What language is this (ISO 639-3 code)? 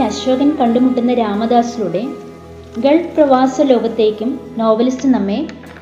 mal